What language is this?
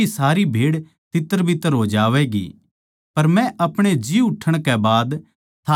Haryanvi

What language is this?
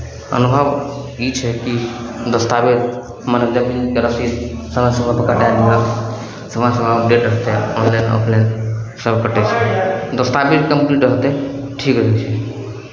Maithili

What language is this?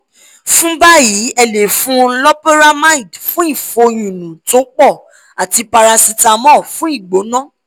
Yoruba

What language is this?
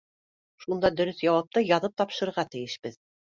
Bashkir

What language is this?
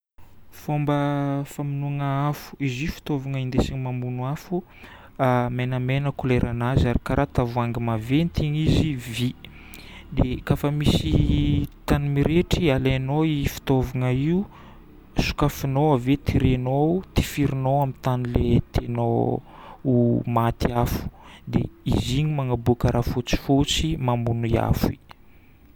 Northern Betsimisaraka Malagasy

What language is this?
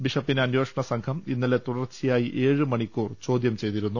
Malayalam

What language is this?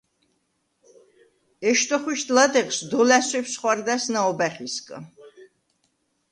Svan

